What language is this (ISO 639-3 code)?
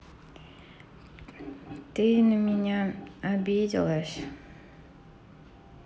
rus